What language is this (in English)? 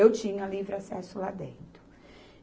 Portuguese